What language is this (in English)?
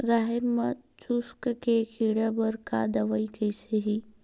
Chhattisgarhi